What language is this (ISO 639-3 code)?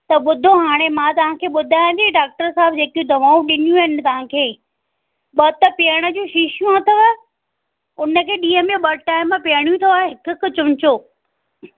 snd